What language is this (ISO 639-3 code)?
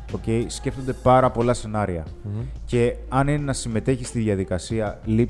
ell